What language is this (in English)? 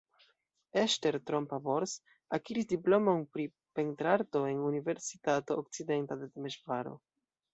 Esperanto